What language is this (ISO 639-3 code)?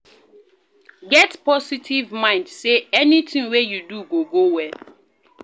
pcm